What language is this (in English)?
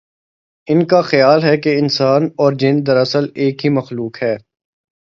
Urdu